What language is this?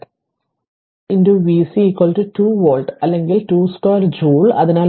Malayalam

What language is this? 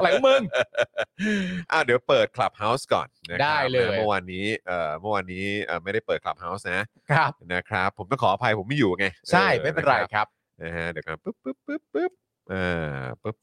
Thai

